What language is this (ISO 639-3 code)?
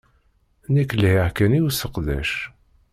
kab